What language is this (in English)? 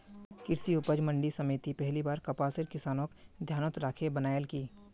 Magahi